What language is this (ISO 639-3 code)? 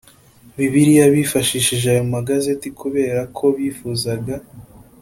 kin